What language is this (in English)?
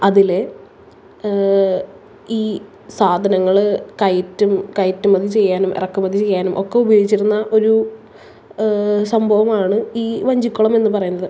Malayalam